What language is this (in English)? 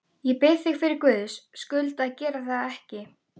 Icelandic